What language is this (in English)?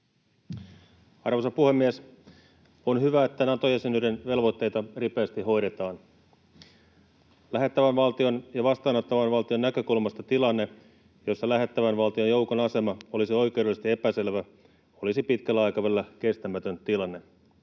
Finnish